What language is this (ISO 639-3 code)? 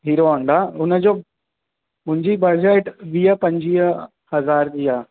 snd